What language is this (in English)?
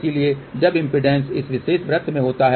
Hindi